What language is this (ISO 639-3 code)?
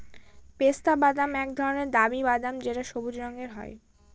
ben